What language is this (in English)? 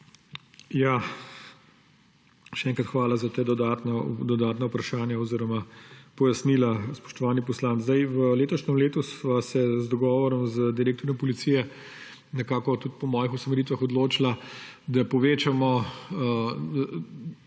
Slovenian